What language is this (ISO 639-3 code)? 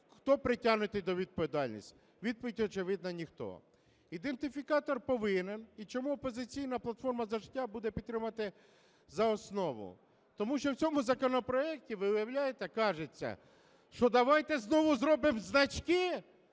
ukr